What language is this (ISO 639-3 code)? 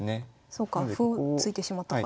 jpn